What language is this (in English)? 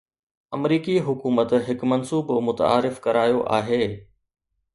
Sindhi